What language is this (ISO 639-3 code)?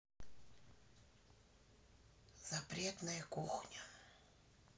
rus